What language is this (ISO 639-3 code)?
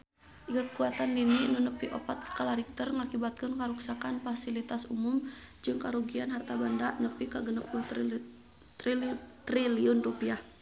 sun